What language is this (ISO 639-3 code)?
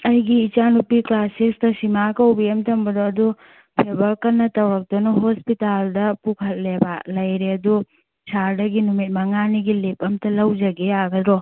mni